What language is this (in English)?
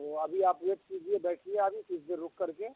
Urdu